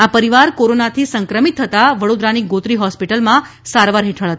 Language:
Gujarati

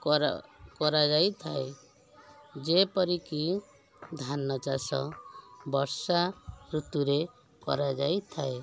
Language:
Odia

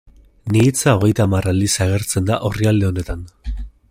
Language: Basque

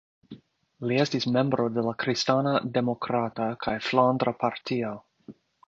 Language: Esperanto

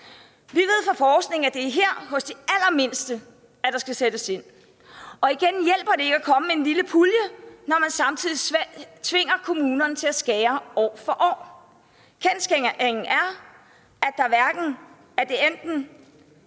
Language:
Danish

